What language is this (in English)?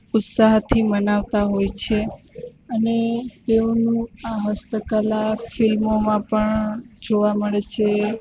Gujarati